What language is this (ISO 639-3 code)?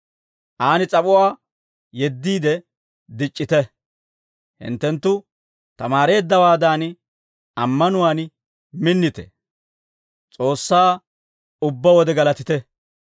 dwr